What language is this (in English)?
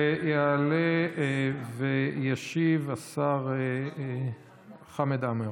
Hebrew